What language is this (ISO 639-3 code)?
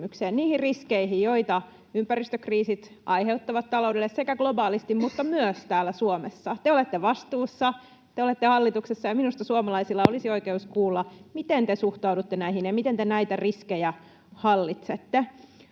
fin